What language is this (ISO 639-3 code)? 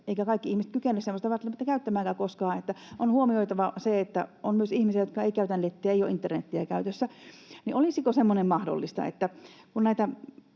fin